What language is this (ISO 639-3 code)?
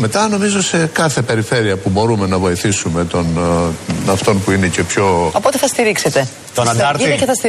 ell